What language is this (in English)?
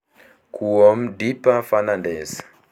Luo (Kenya and Tanzania)